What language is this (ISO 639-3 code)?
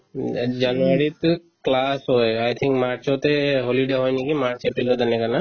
asm